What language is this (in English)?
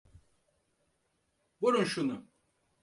Turkish